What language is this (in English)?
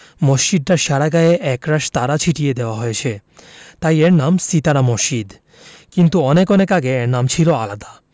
Bangla